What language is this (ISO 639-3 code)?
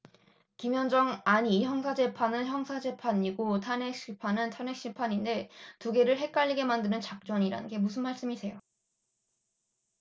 kor